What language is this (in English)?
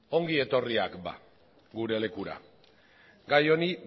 Basque